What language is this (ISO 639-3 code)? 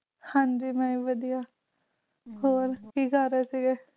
pan